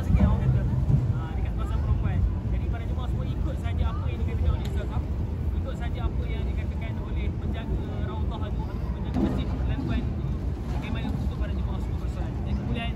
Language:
Malay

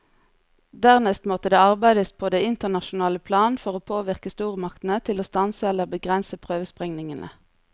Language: Norwegian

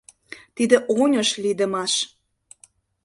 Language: Mari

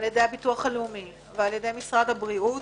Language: Hebrew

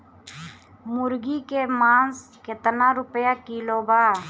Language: Bhojpuri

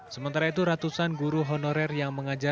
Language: Indonesian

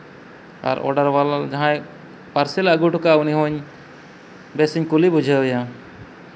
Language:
Santali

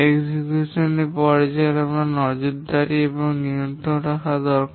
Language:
Bangla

